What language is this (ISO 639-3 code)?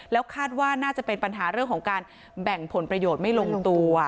tha